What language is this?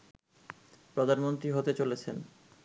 Bangla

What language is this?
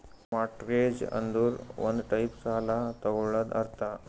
Kannada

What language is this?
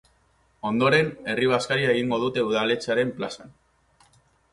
Basque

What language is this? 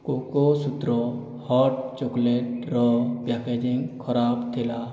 Odia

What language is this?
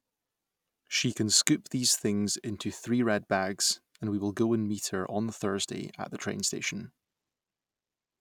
English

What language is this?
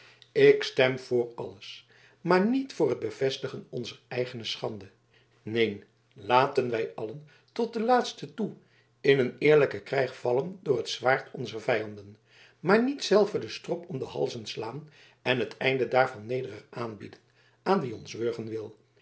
Dutch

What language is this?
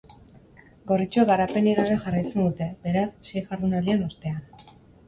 Basque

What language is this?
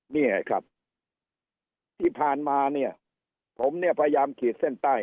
Thai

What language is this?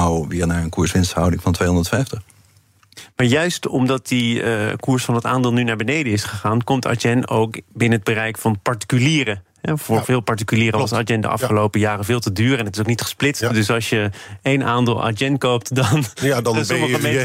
Dutch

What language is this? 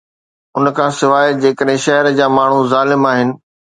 Sindhi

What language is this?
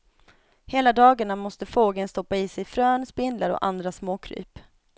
Swedish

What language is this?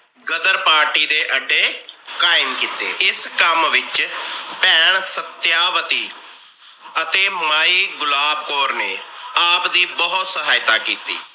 Punjabi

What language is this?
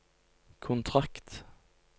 Norwegian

